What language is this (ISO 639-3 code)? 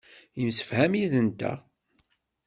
kab